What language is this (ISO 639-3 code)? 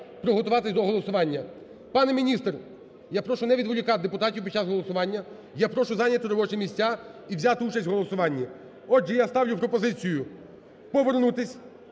ukr